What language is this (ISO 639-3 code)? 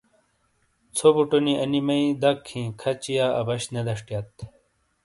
scl